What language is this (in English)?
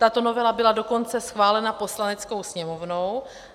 Czech